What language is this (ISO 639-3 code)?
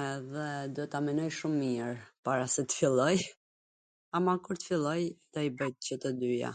aln